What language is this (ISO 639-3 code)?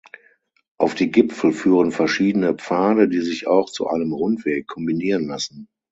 deu